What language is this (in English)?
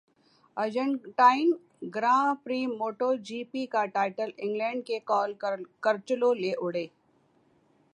Urdu